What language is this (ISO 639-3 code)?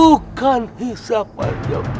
ind